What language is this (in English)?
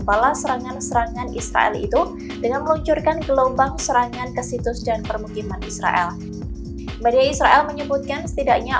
Indonesian